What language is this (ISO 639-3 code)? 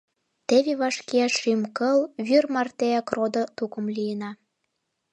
chm